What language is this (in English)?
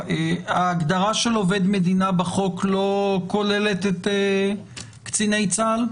Hebrew